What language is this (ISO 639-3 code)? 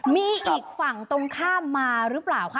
tha